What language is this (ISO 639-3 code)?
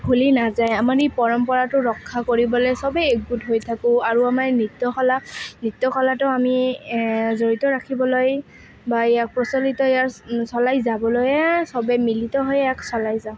asm